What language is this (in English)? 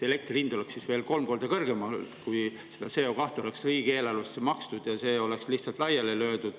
Estonian